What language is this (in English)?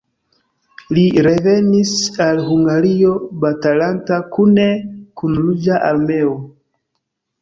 Esperanto